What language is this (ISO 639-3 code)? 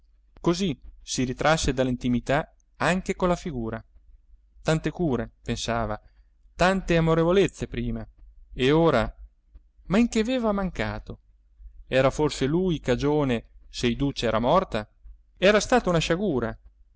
ita